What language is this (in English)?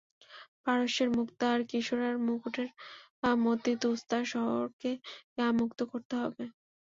Bangla